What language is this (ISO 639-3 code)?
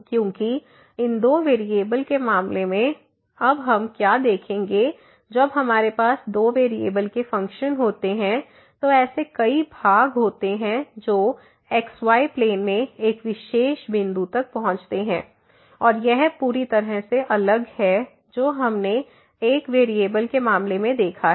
hin